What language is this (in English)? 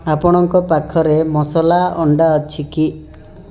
Odia